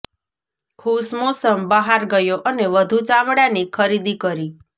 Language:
Gujarati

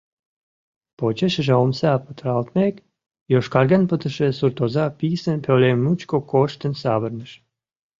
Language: Mari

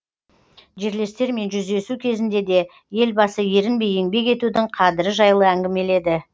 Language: Kazakh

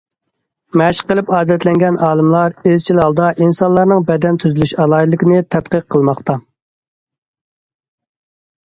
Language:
Uyghur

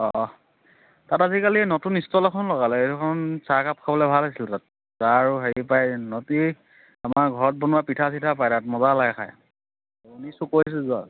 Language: Assamese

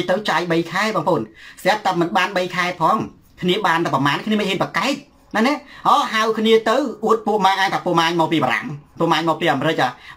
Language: Thai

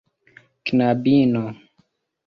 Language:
Esperanto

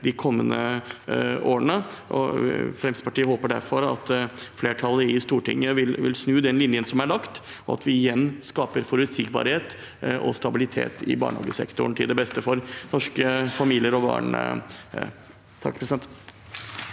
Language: Norwegian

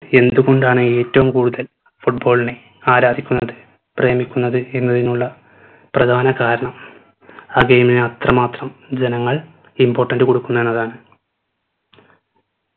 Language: Malayalam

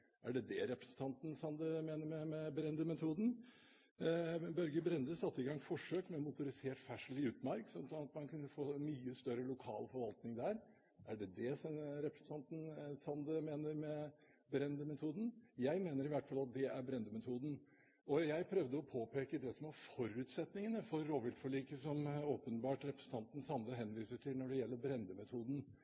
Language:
Norwegian Bokmål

